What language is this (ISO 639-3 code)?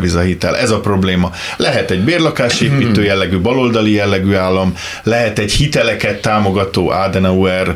hun